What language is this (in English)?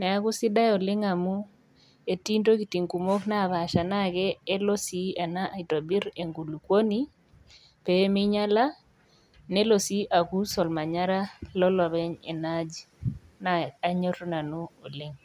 Masai